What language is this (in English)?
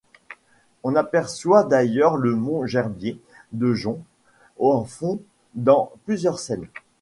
French